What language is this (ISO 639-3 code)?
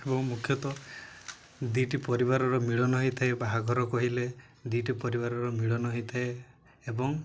ori